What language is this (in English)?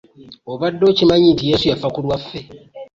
Ganda